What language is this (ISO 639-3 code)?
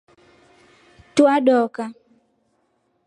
rof